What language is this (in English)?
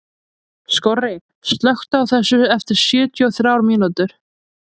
Icelandic